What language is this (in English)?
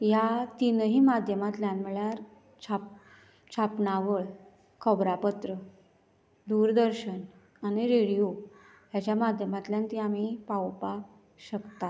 Konkani